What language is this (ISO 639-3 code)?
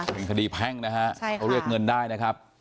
tha